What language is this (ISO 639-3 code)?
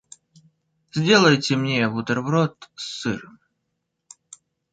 rus